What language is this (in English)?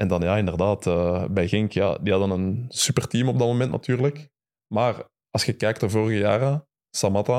Dutch